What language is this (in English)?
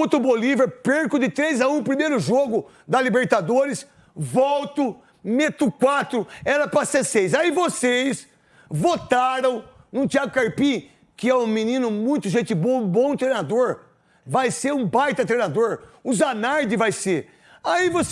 Portuguese